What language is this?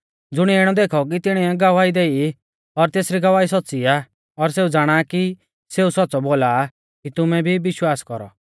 Mahasu Pahari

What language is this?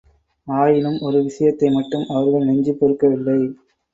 Tamil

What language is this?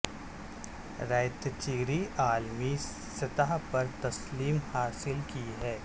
Urdu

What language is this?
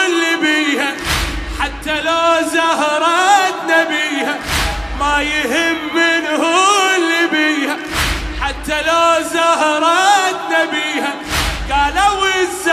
Arabic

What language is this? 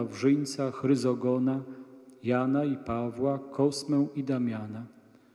Polish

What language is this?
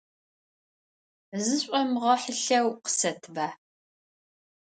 Adyghe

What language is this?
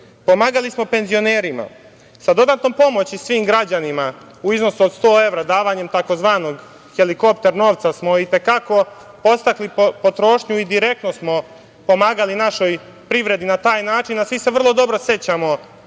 Serbian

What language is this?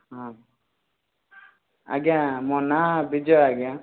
Odia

